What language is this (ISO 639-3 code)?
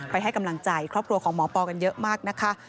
tha